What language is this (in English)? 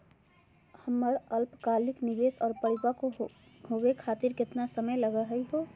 Magahi